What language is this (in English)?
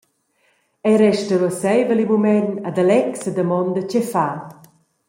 Romansh